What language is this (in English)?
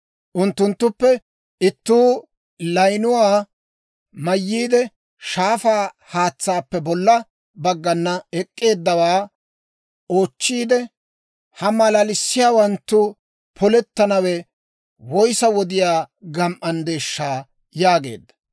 Dawro